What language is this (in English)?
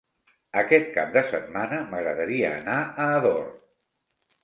Catalan